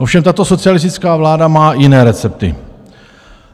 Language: Czech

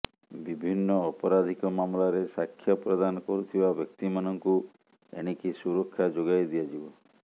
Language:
Odia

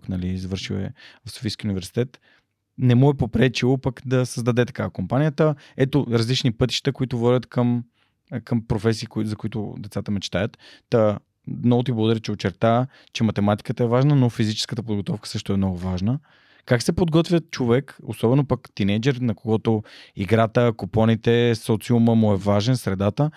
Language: Bulgarian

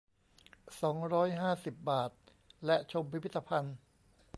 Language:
Thai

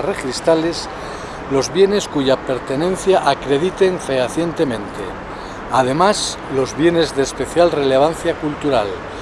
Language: Spanish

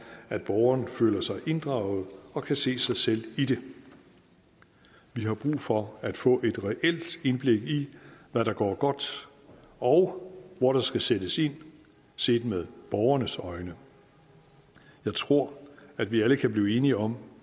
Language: Danish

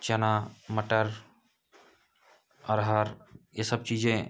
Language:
Hindi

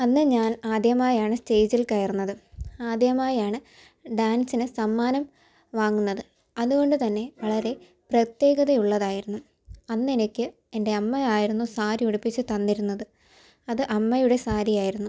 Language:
Malayalam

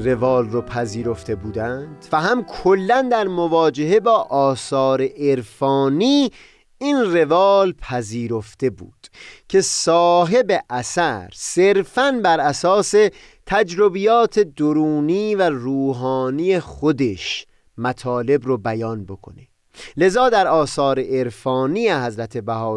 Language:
Persian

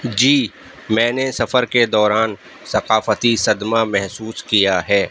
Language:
Urdu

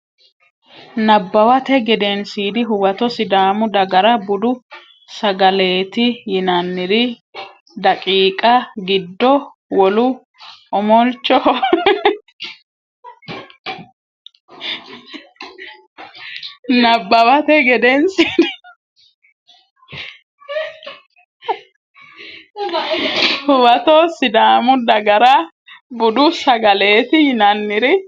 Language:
Sidamo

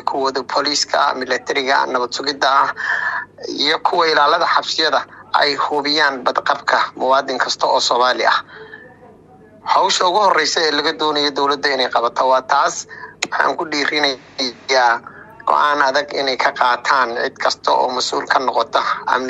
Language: Arabic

